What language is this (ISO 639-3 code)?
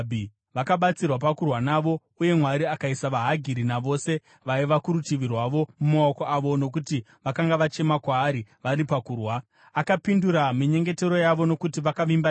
sna